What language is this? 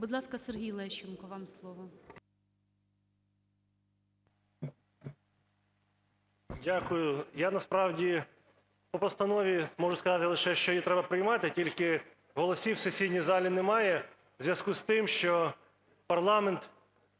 Ukrainian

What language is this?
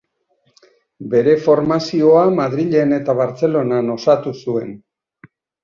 Basque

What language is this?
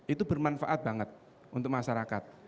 Indonesian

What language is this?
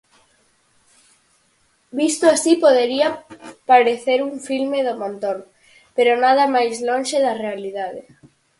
Galician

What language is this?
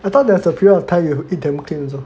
English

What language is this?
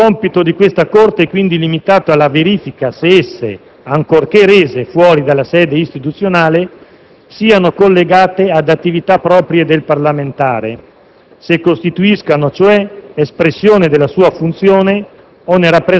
Italian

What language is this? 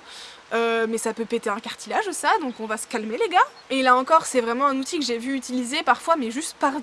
French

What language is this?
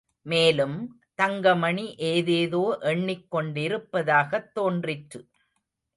Tamil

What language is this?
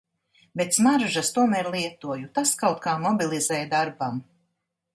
Latvian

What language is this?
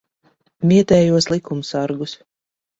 Latvian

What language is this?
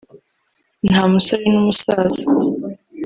Kinyarwanda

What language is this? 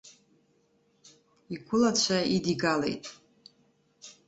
Abkhazian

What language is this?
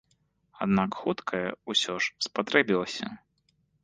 Belarusian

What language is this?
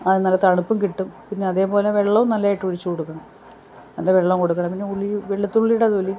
Malayalam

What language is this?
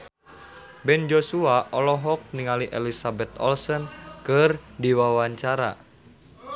Sundanese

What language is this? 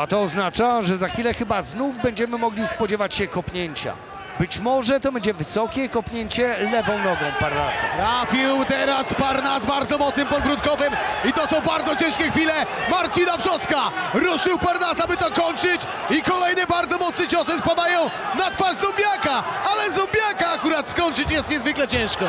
Polish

